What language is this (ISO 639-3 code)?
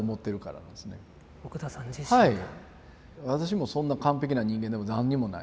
jpn